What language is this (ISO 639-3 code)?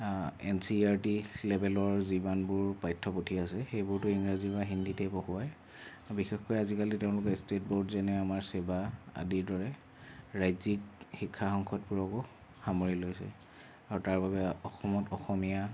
asm